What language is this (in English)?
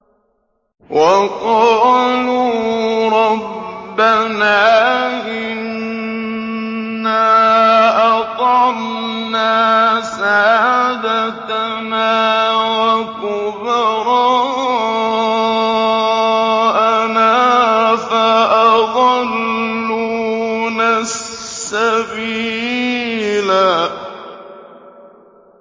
Arabic